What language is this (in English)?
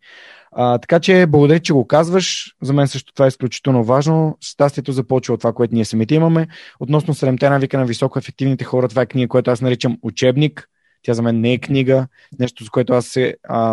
Bulgarian